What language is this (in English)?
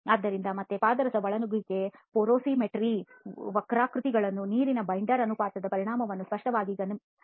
Kannada